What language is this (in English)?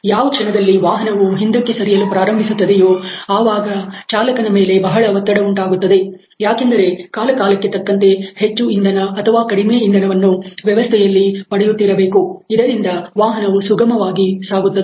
Kannada